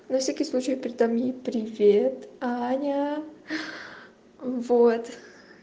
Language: Russian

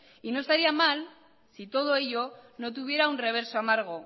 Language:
Spanish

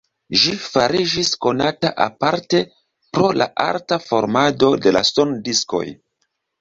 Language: Esperanto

